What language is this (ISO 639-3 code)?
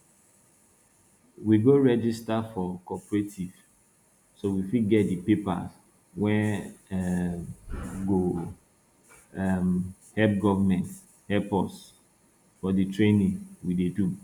pcm